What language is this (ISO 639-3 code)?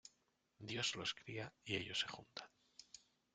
spa